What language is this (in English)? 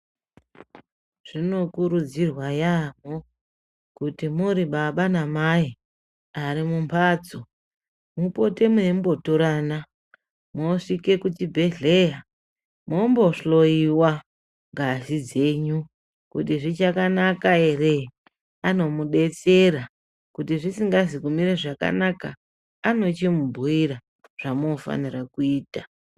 Ndau